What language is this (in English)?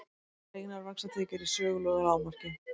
Icelandic